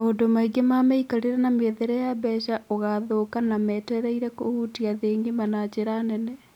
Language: Kikuyu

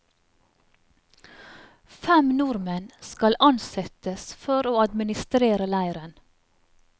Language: Norwegian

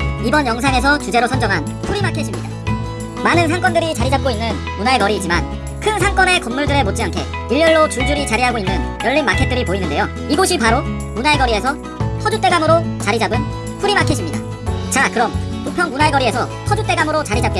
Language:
Korean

